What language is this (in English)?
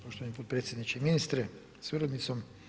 Croatian